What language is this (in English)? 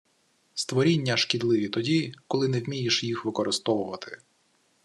Ukrainian